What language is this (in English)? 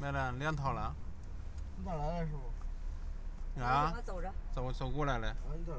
Chinese